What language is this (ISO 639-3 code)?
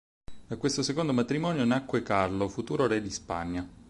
ita